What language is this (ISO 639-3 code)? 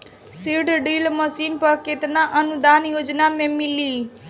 bho